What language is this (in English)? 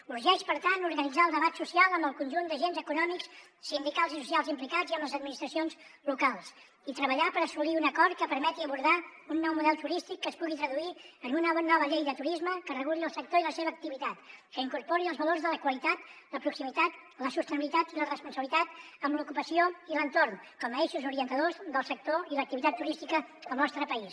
Catalan